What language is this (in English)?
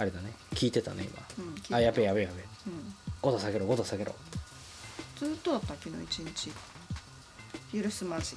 Japanese